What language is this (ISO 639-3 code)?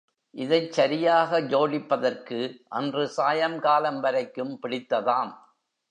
tam